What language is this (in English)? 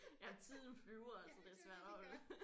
Danish